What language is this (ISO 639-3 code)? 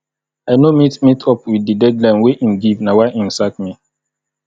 pcm